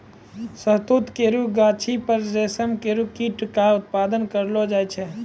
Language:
Maithili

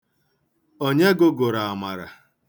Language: Igbo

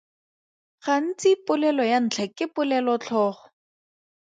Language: Tswana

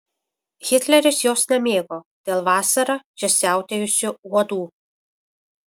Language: Lithuanian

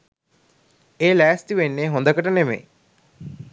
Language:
Sinhala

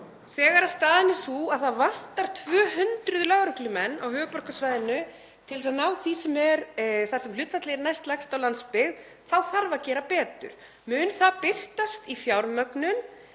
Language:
Icelandic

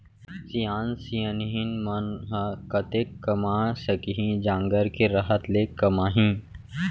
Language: Chhattisgarhi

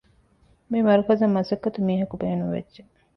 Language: Divehi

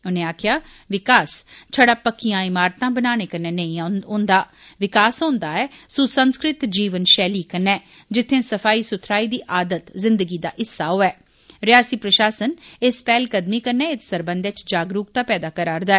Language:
Dogri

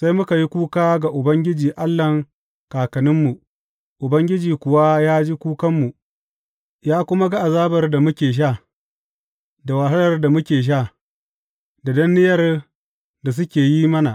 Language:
Hausa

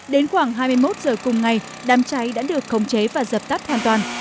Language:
Vietnamese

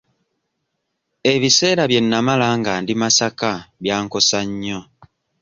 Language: Ganda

